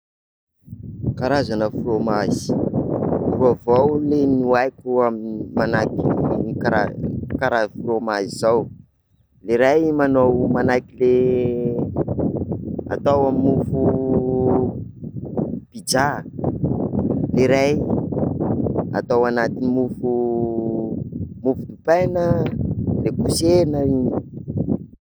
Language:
Sakalava Malagasy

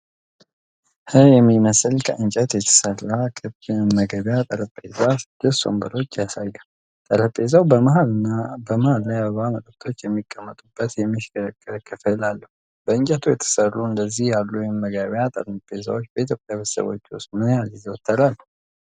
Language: Amharic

